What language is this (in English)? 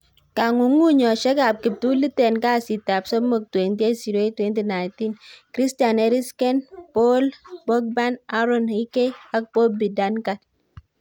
Kalenjin